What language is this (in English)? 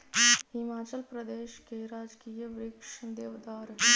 Magahi